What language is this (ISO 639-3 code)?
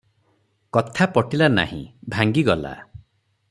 ori